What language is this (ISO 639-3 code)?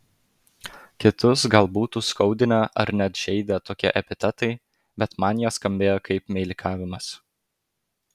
lit